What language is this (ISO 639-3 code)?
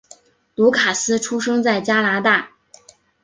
zho